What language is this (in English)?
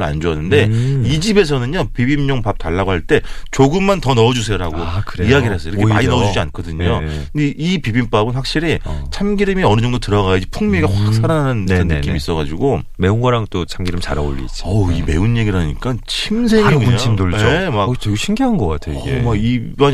Korean